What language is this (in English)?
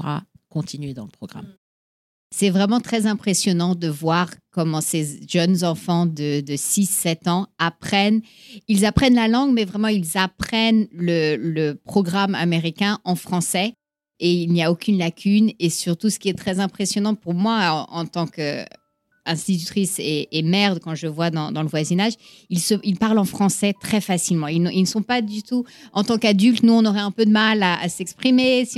French